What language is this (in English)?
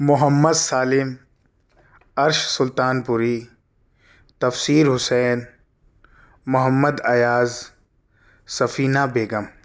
Urdu